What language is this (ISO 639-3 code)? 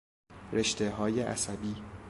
fas